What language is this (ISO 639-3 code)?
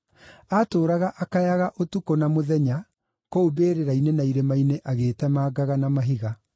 kik